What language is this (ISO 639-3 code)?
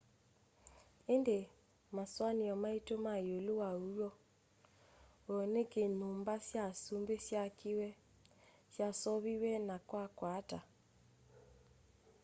kam